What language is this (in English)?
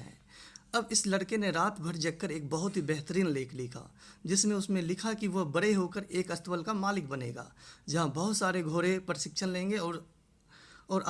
Hindi